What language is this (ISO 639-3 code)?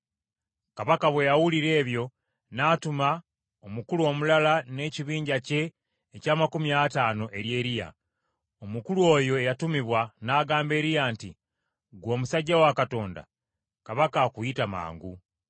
lug